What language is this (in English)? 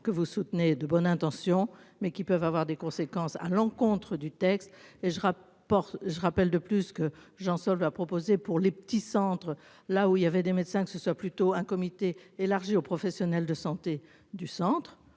French